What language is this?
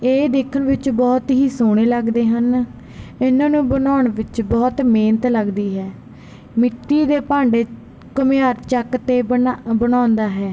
Punjabi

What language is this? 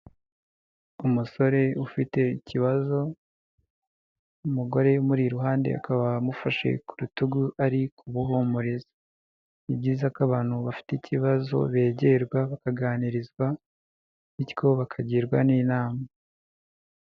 Kinyarwanda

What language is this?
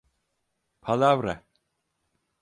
Turkish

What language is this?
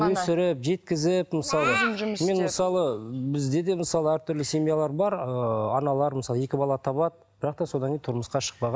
Kazakh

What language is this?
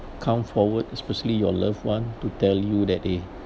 English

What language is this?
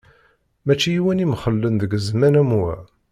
Kabyle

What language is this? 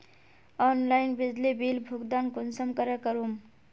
Magahi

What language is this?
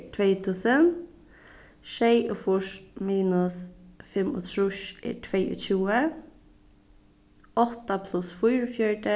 Faroese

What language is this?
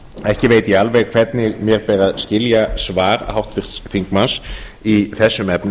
Icelandic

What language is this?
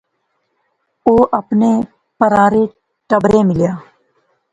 Pahari-Potwari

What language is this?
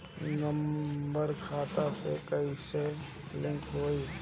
Bhojpuri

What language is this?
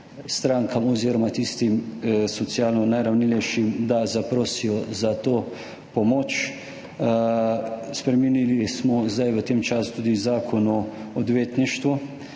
Slovenian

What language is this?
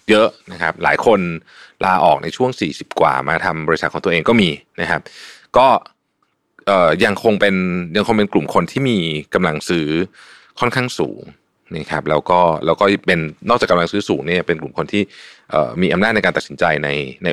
Thai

